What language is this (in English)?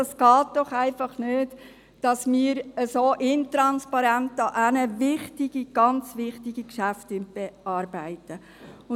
Swiss German